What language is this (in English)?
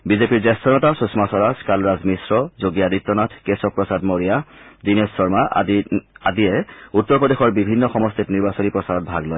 Assamese